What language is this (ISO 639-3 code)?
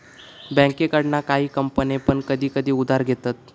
mar